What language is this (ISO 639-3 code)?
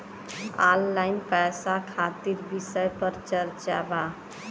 bho